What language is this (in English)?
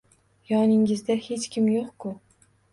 Uzbek